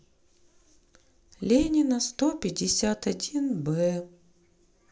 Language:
Russian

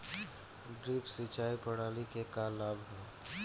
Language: Bhojpuri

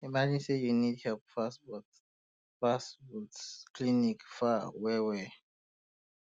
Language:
Nigerian Pidgin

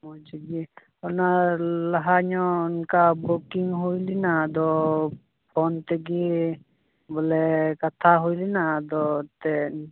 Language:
Santali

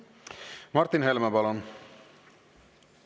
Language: Estonian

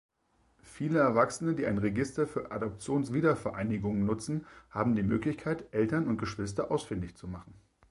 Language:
German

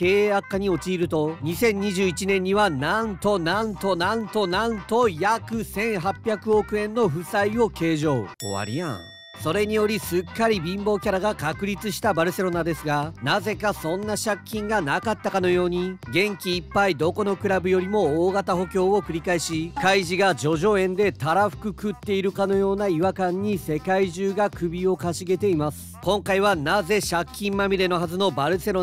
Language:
Japanese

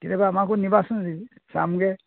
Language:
Assamese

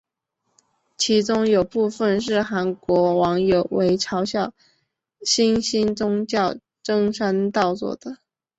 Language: Chinese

